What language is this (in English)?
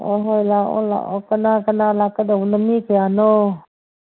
Manipuri